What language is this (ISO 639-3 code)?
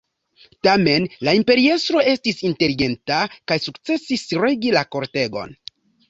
epo